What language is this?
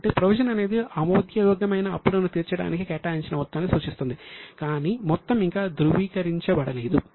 Telugu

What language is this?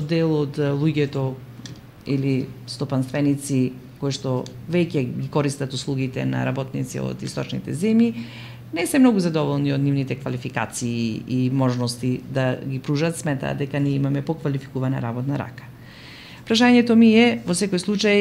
Macedonian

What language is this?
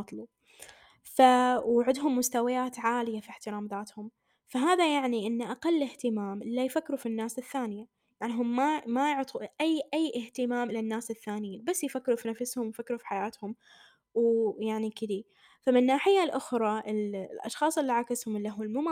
Arabic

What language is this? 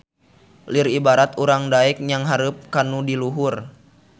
Sundanese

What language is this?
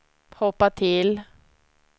Swedish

